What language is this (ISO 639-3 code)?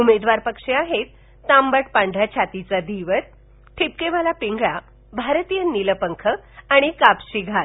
mar